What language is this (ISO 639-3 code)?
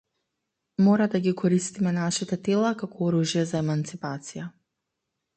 mkd